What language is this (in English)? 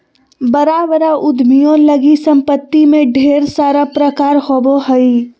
Magahi